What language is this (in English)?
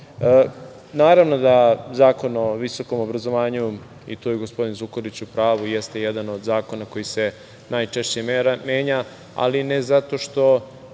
Serbian